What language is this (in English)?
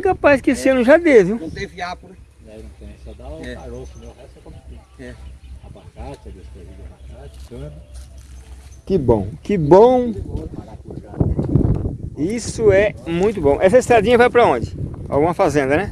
Portuguese